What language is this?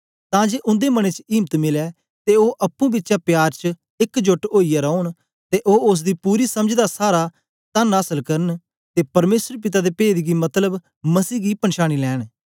Dogri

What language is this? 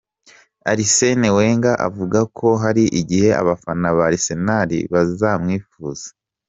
Kinyarwanda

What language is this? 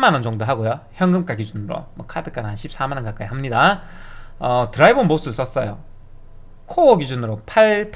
Korean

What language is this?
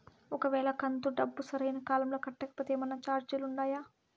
Telugu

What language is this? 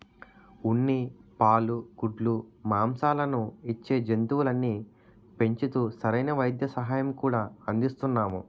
Telugu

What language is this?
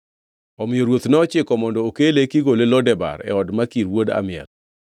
Luo (Kenya and Tanzania)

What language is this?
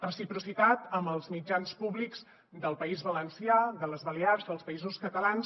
Catalan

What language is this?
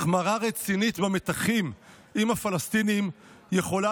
Hebrew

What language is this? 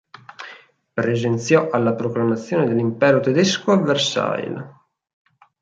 Italian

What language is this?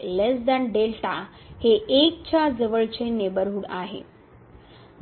Marathi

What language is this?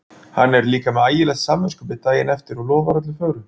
Icelandic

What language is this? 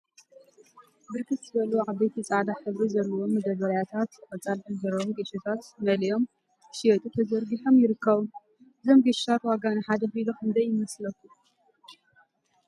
Tigrinya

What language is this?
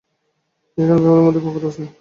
Bangla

